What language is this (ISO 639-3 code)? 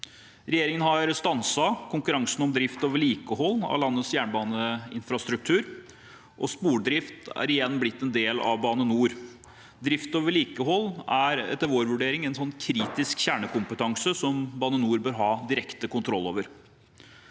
nor